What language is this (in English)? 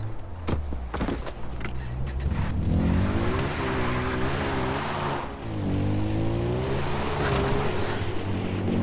Portuguese